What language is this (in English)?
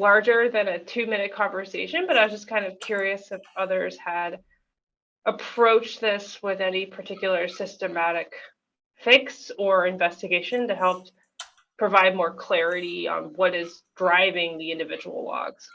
English